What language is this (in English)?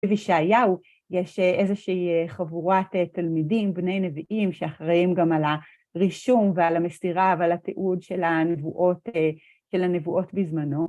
Hebrew